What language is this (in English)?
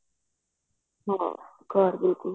Punjabi